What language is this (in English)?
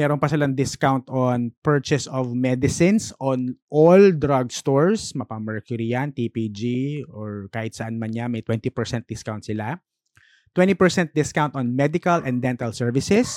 Filipino